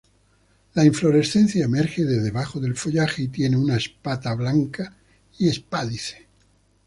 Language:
Spanish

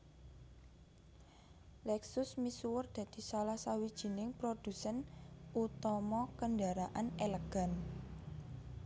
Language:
Javanese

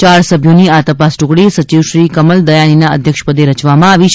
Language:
Gujarati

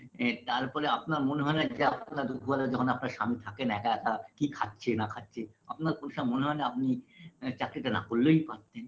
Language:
Bangla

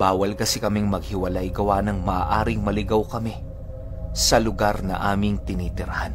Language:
Filipino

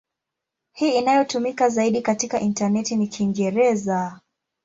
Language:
Swahili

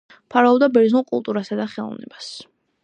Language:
Georgian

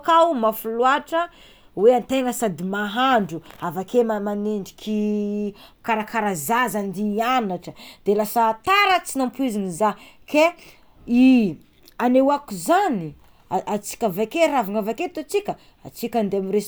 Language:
Tsimihety Malagasy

